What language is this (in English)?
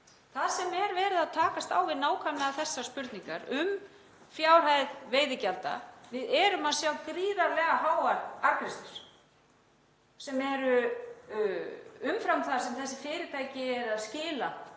Icelandic